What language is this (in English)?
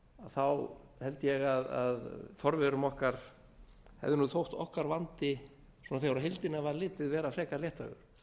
Icelandic